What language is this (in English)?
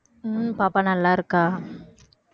Tamil